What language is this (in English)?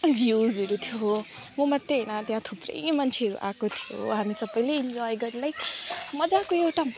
Nepali